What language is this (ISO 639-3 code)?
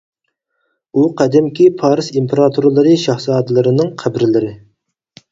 uig